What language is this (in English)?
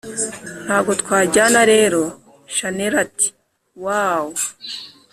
Kinyarwanda